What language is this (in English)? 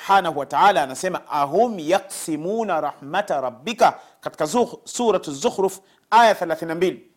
Swahili